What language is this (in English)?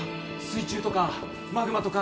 Japanese